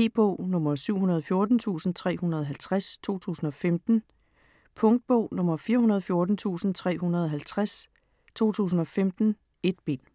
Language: Danish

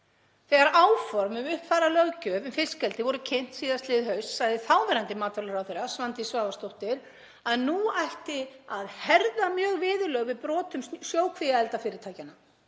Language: Icelandic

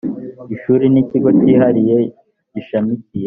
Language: Kinyarwanda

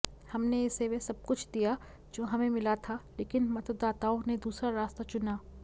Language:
Hindi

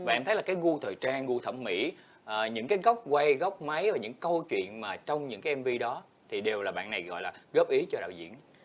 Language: Vietnamese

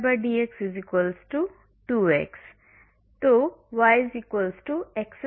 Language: Hindi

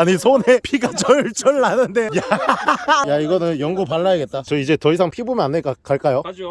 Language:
Korean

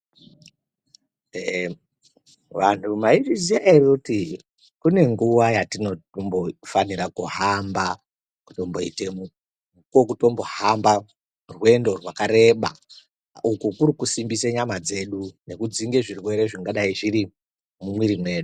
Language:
Ndau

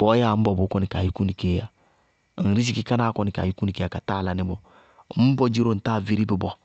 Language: Bago-Kusuntu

